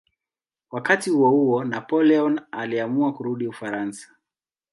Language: Swahili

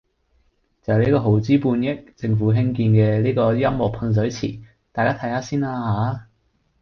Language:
Cantonese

